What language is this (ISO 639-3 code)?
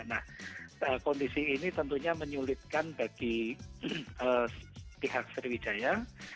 ind